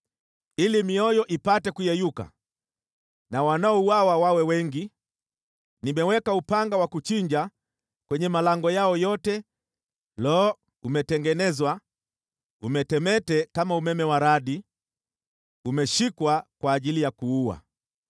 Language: Swahili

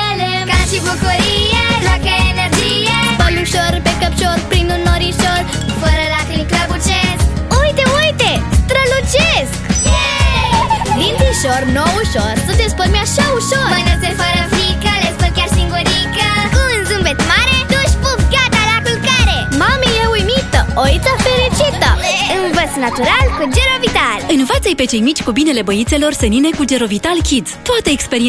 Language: Romanian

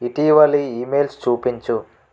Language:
Telugu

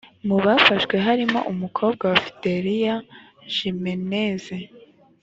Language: Kinyarwanda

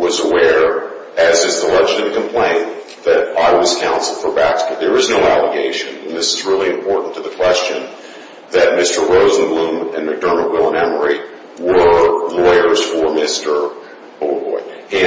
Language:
English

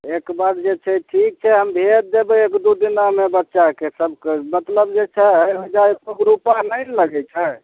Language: Maithili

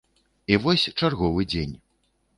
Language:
Belarusian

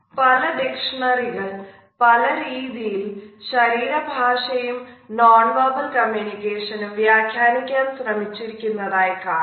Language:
Malayalam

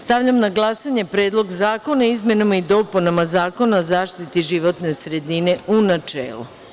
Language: Serbian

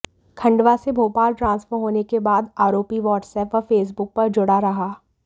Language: Hindi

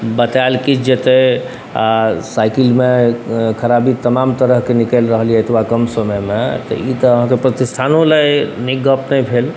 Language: Maithili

